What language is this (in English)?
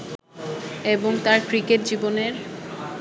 Bangla